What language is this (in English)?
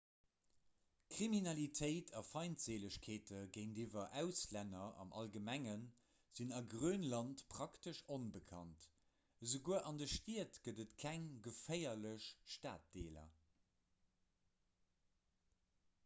Luxembourgish